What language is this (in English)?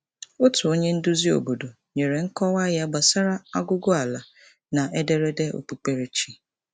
Igbo